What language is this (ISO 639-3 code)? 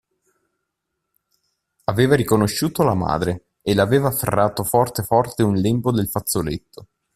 ita